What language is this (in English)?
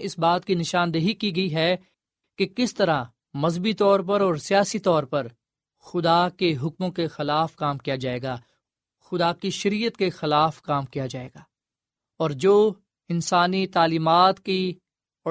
Urdu